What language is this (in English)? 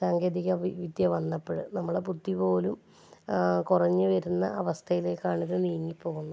Malayalam